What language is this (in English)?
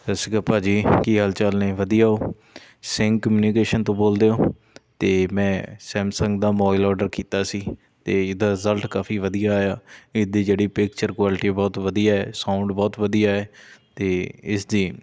Punjabi